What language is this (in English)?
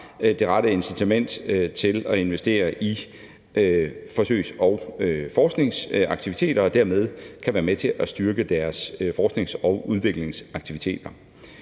Danish